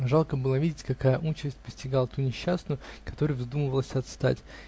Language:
Russian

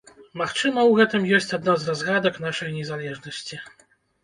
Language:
Belarusian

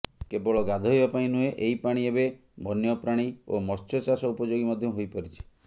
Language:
Odia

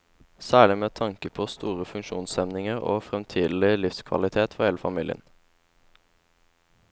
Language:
Norwegian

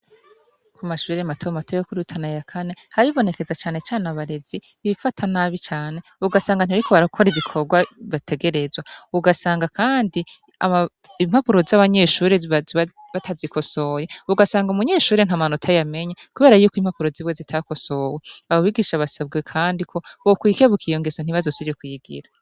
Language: Rundi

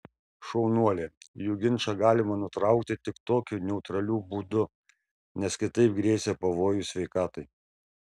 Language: Lithuanian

